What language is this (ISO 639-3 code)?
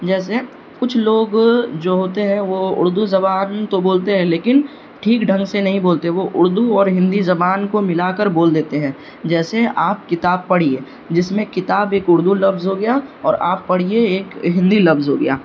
urd